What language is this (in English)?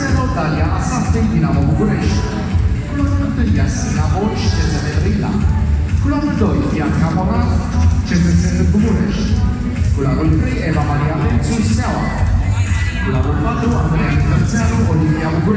Romanian